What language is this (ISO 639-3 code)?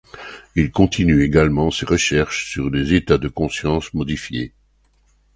fra